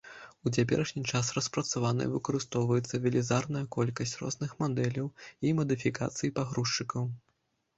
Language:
Belarusian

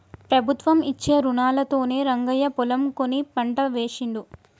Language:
Telugu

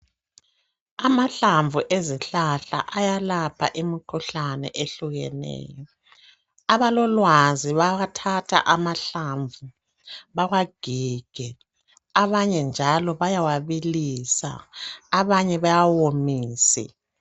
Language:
North Ndebele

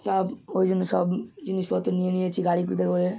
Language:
Bangla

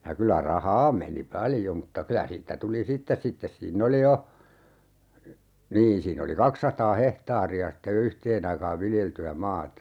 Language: Finnish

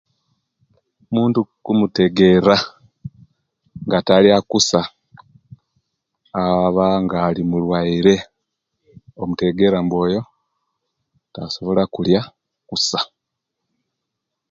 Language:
Kenyi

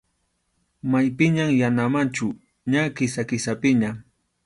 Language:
Arequipa-La Unión Quechua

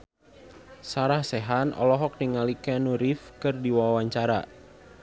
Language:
Sundanese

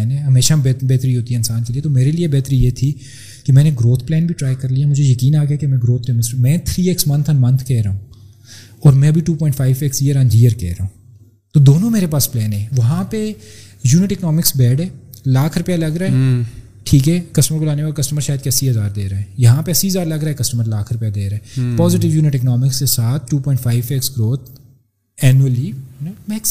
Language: Urdu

